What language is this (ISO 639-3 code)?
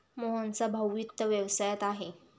mar